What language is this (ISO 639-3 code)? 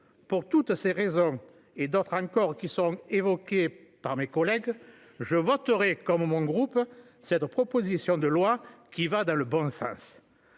fra